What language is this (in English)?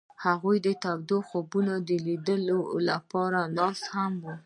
Pashto